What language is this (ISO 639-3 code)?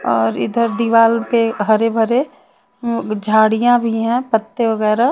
hin